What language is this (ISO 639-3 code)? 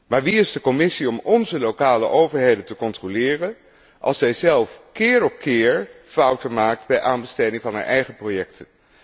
nld